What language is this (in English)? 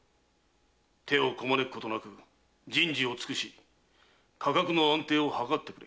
Japanese